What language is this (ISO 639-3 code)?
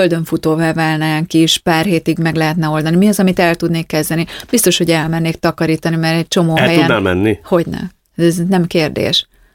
hun